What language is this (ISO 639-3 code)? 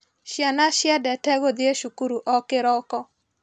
kik